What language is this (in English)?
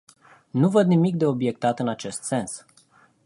Romanian